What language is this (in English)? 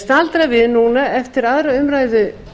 Icelandic